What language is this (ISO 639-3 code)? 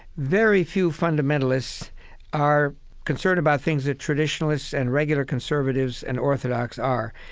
eng